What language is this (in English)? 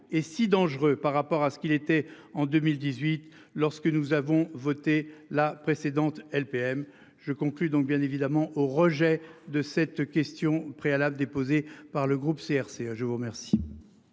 French